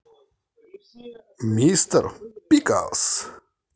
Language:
Russian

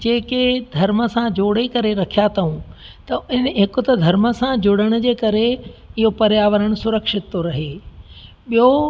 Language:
Sindhi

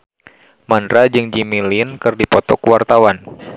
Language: Sundanese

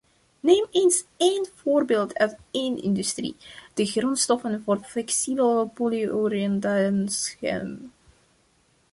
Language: Dutch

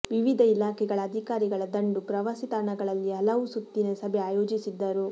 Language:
Kannada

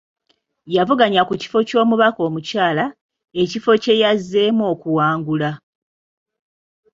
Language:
Ganda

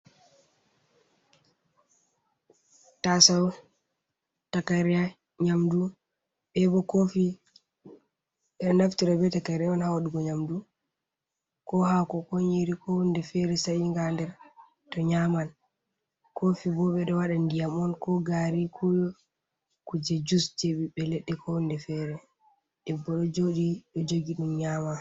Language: Fula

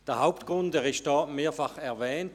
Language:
Swiss German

